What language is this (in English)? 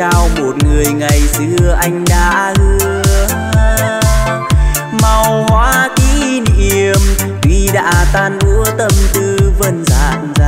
Vietnamese